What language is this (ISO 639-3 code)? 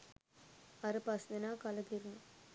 sin